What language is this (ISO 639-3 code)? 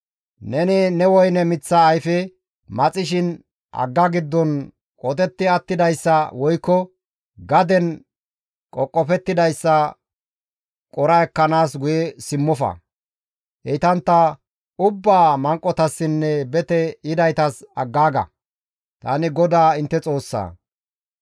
gmv